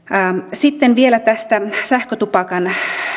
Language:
Finnish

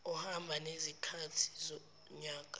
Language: Zulu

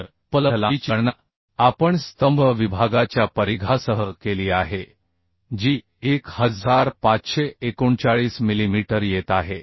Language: Marathi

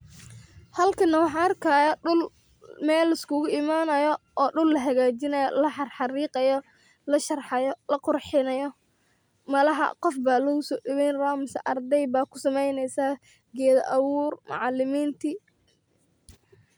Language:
Somali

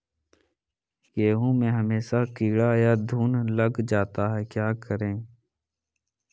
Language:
Magahi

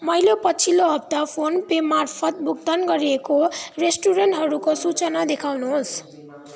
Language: Nepali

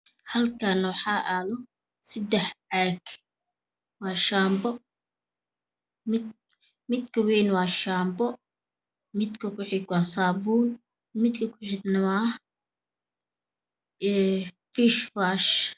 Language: Somali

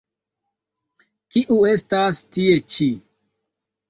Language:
Esperanto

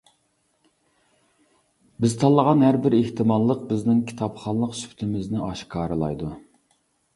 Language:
Uyghur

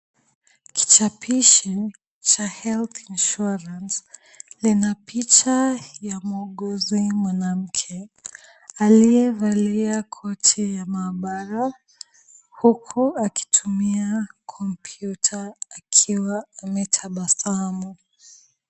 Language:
Swahili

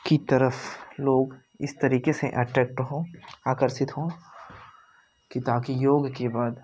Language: Hindi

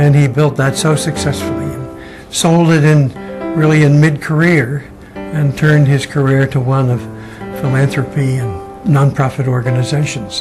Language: English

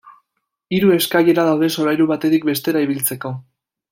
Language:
Basque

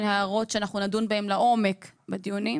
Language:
Hebrew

